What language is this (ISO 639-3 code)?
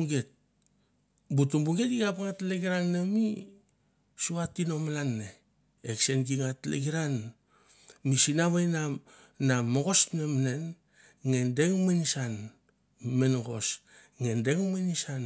tbf